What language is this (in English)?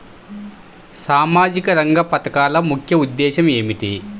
Telugu